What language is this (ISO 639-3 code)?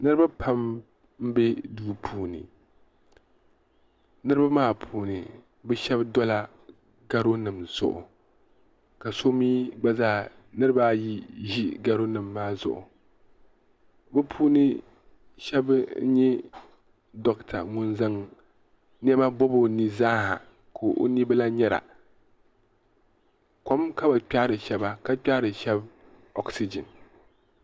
dag